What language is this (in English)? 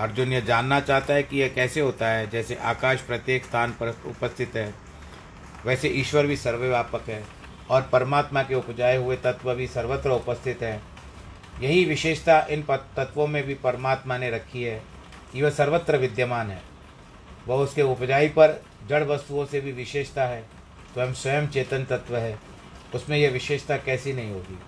Hindi